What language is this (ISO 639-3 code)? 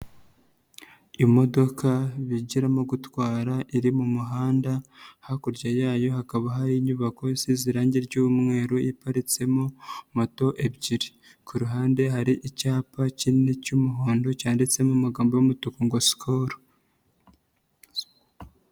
kin